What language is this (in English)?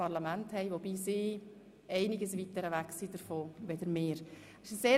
Swiss German